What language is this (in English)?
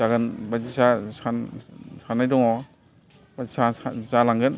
Bodo